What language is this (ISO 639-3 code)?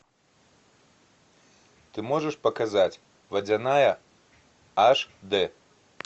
rus